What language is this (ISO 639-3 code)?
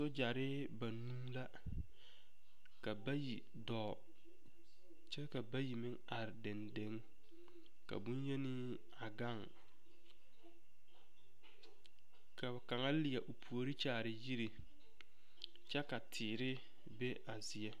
dga